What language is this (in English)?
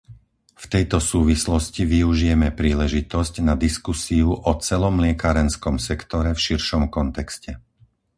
Slovak